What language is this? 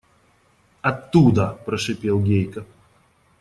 Russian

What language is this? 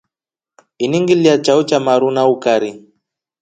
Rombo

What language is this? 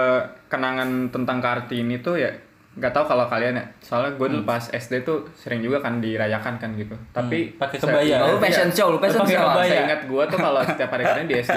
Indonesian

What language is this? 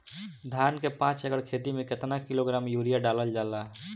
Bhojpuri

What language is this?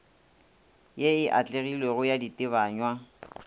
Northern Sotho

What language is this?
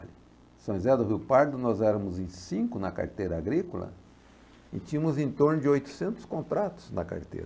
Portuguese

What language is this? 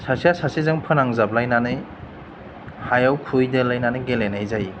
Bodo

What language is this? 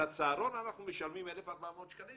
Hebrew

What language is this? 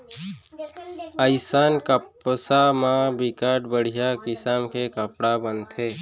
Chhattisgarhi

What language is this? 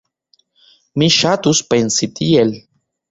Esperanto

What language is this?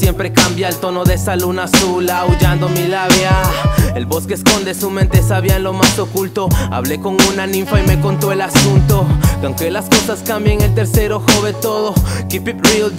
Spanish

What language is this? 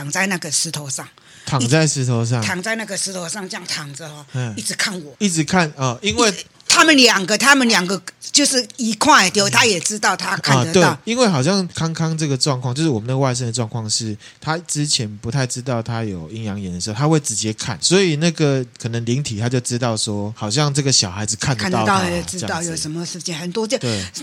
Chinese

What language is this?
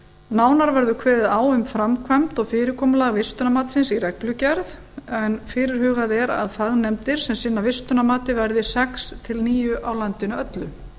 Icelandic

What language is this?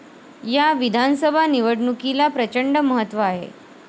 Marathi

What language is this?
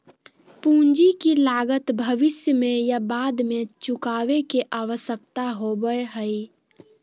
Magahi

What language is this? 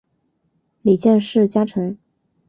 Chinese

